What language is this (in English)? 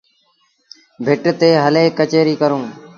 Sindhi Bhil